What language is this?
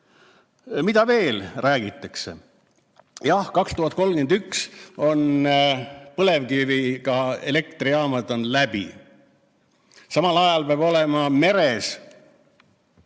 Estonian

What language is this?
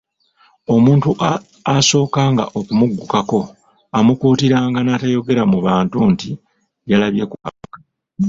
Ganda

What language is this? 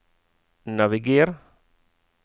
Norwegian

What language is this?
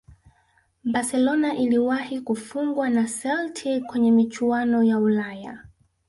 Swahili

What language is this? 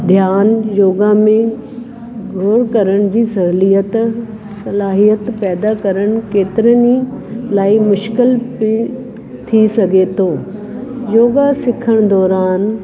Sindhi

